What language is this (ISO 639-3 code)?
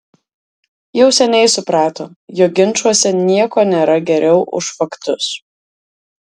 lit